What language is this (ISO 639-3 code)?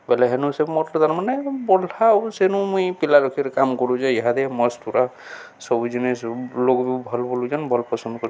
ori